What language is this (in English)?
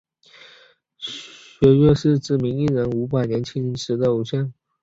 Chinese